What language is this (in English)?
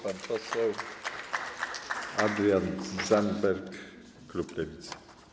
Polish